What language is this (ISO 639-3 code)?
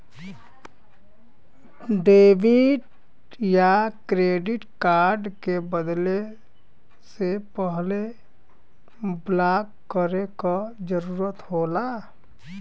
bho